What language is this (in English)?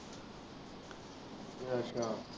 Punjabi